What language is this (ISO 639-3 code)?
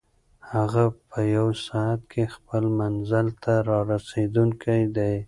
pus